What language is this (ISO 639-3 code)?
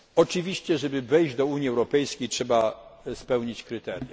pol